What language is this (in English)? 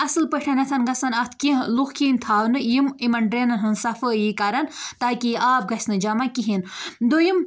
Kashmiri